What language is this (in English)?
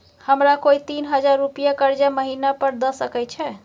Maithili